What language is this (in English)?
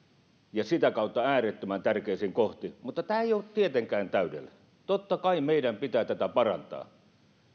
Finnish